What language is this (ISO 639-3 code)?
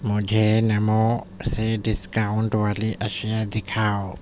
urd